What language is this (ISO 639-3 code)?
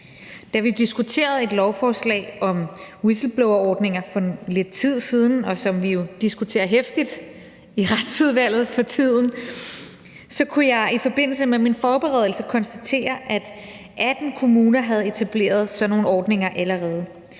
dan